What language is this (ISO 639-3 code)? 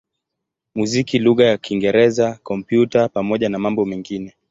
swa